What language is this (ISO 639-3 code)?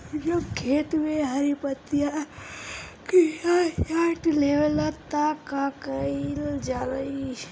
bho